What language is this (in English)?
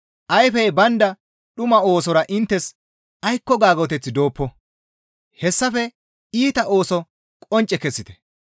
Gamo